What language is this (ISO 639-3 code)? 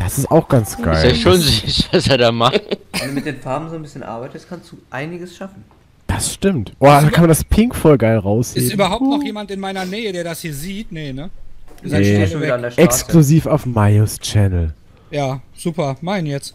deu